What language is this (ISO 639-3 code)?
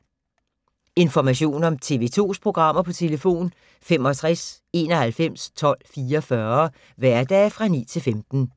dan